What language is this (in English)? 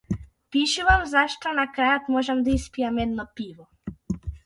Macedonian